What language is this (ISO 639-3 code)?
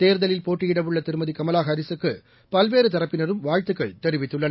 tam